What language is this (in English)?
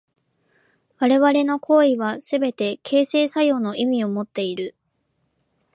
Japanese